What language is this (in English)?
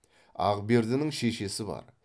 Kazakh